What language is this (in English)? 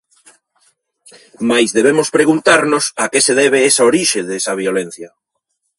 Galician